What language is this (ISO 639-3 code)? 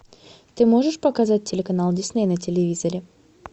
rus